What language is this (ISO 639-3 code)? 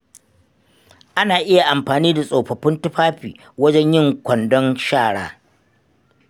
hau